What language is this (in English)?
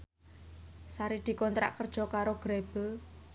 Javanese